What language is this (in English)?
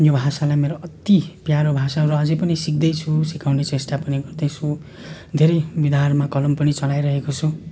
Nepali